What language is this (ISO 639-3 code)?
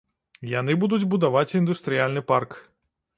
bel